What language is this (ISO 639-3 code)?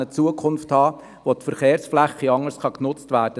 gsw